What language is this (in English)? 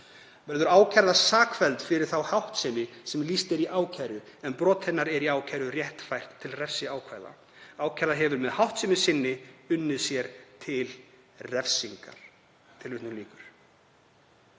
Icelandic